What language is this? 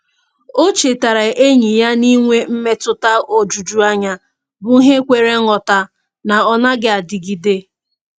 Igbo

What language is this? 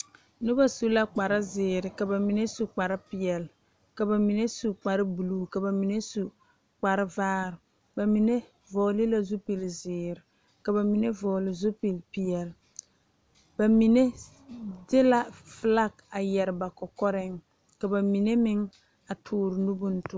Southern Dagaare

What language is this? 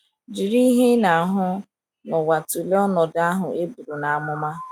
Igbo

